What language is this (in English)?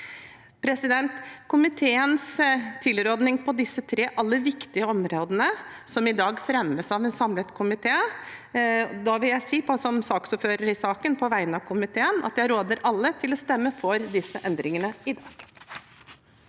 Norwegian